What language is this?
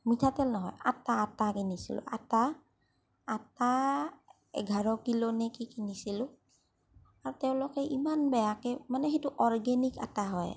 Assamese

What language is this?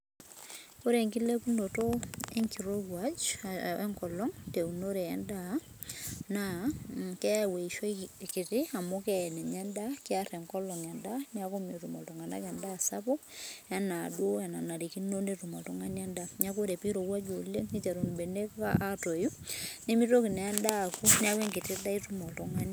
Masai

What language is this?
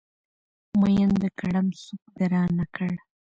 Pashto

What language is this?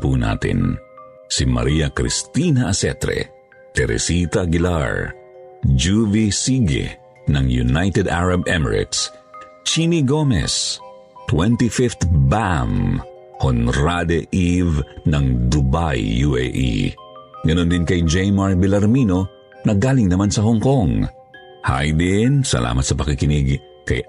Filipino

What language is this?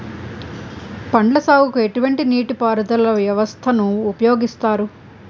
Telugu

